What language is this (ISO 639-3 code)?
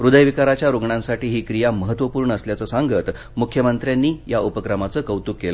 mar